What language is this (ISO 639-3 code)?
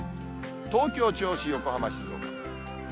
jpn